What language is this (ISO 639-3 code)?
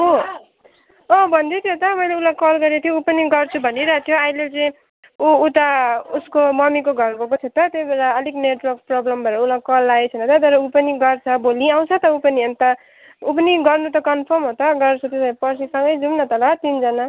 nep